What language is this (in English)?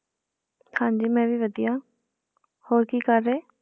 Punjabi